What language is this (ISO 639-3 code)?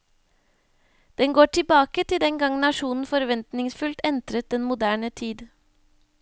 nor